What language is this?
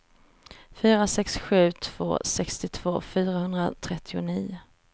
Swedish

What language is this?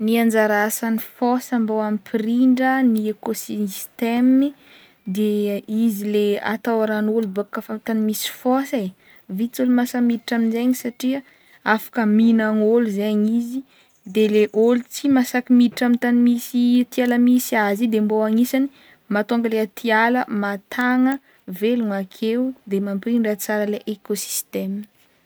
Northern Betsimisaraka Malagasy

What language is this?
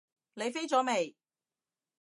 Cantonese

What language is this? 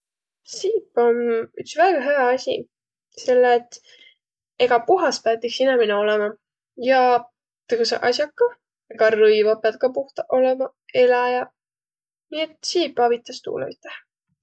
Võro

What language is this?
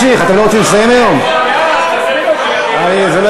Hebrew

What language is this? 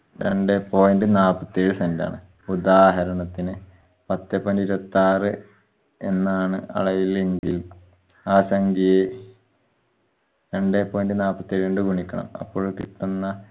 Malayalam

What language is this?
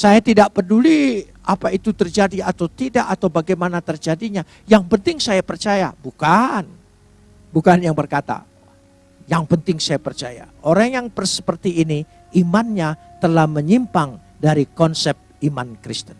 Indonesian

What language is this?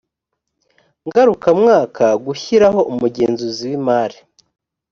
Kinyarwanda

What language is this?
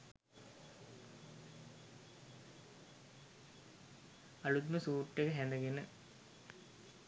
Sinhala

